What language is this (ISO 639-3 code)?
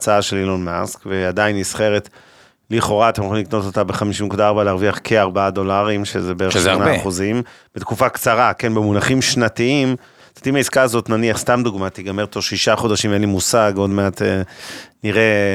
heb